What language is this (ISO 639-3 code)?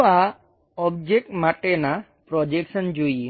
guj